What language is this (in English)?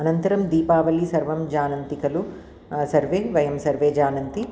Sanskrit